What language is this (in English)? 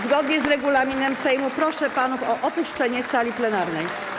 Polish